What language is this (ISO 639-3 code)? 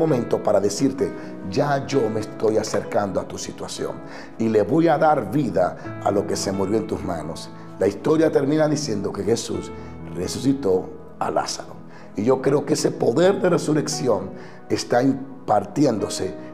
spa